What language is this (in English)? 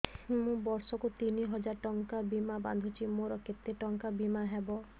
Odia